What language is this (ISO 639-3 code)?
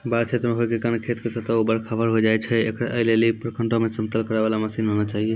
mai